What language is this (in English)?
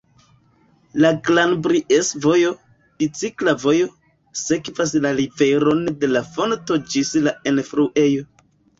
Esperanto